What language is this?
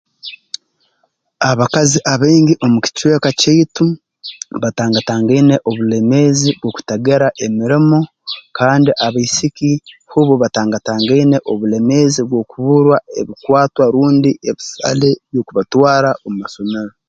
Tooro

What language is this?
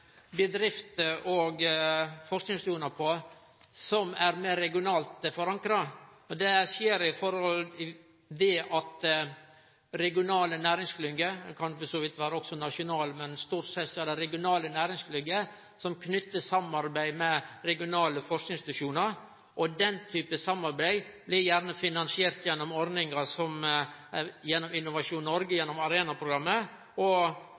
Norwegian Nynorsk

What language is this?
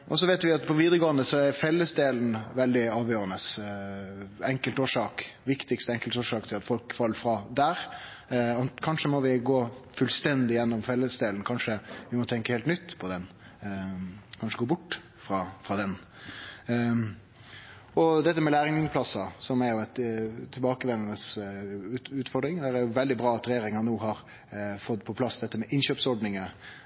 Norwegian Nynorsk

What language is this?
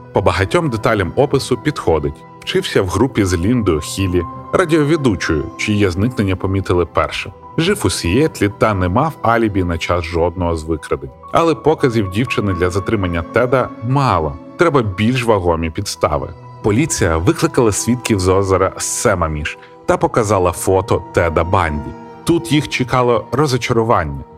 Ukrainian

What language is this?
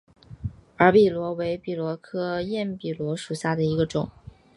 Chinese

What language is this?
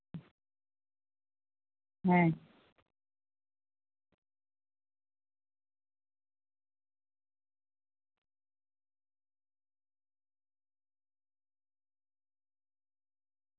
Santali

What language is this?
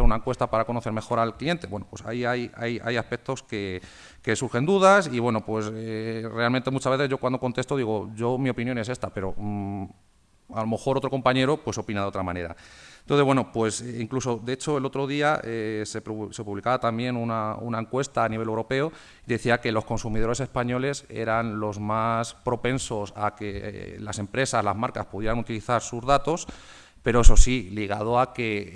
Spanish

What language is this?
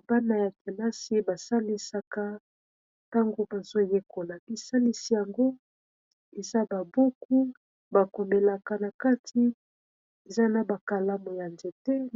Lingala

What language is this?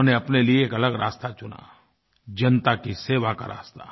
Hindi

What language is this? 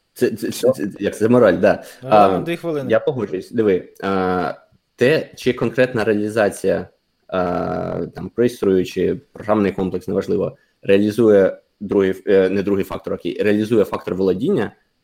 Ukrainian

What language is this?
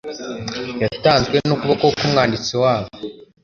Kinyarwanda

